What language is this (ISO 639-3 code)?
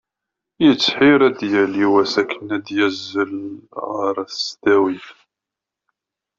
kab